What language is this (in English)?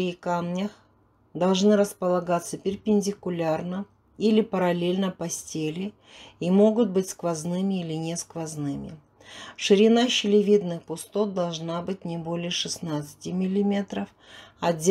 Russian